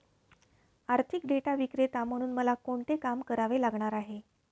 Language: Marathi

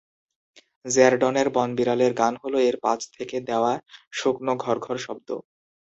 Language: Bangla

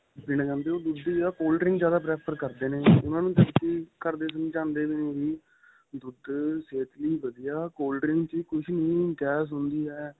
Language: Punjabi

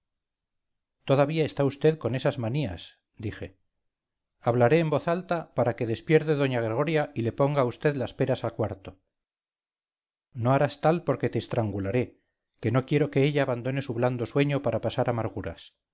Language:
Spanish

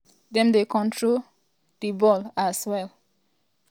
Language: Nigerian Pidgin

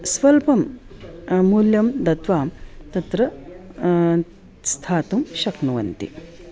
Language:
Sanskrit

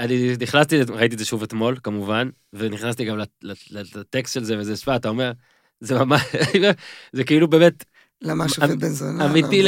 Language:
Hebrew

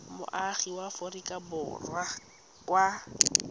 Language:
Tswana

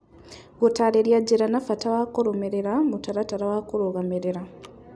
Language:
Kikuyu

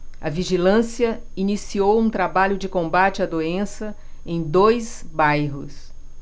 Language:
Portuguese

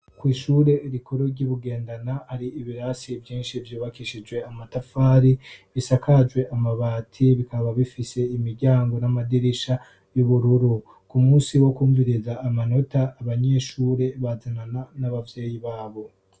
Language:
Rundi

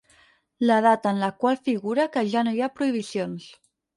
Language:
Catalan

